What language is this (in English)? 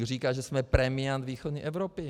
Czech